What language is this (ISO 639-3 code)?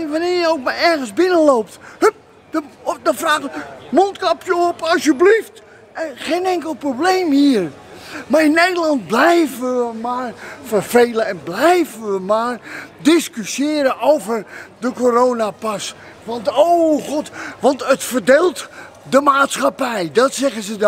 nld